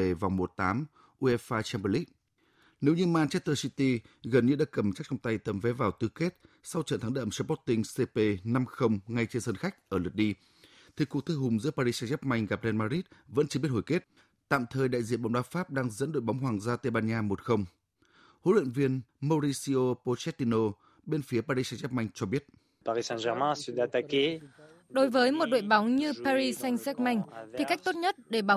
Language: Vietnamese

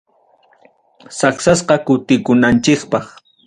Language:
Ayacucho Quechua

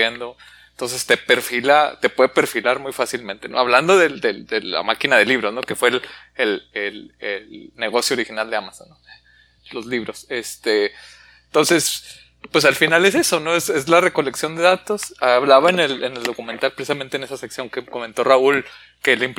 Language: Spanish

